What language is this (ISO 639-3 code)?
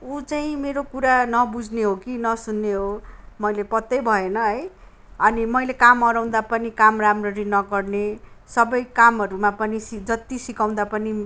nep